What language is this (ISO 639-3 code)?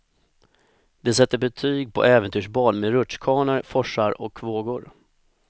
swe